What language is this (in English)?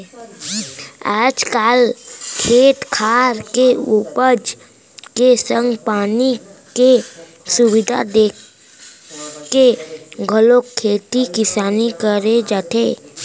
Chhattisgarhi